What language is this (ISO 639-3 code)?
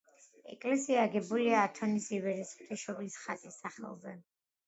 kat